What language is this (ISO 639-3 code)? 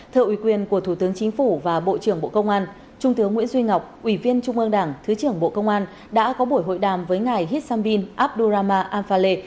vie